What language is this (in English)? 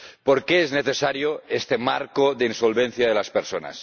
Spanish